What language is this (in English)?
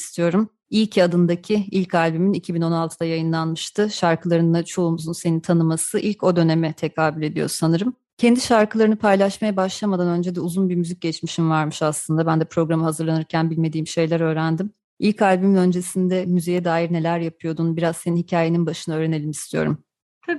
Turkish